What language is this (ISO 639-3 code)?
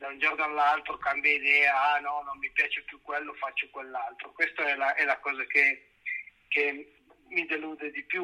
ita